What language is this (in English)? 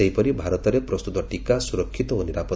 Odia